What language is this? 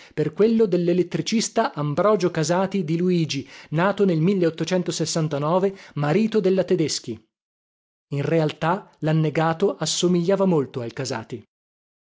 Italian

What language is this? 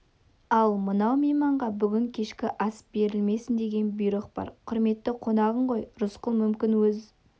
Kazakh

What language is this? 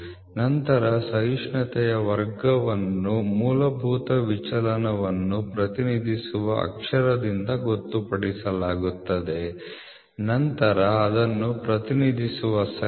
Kannada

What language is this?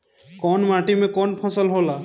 Bhojpuri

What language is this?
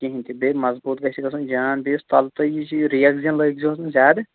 Kashmiri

